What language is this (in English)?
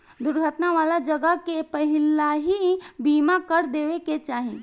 Bhojpuri